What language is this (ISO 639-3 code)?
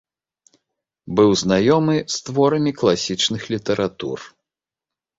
bel